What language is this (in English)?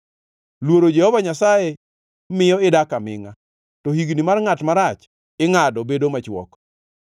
Luo (Kenya and Tanzania)